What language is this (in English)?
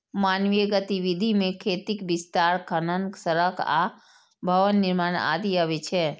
Maithili